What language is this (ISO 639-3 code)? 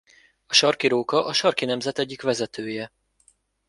hun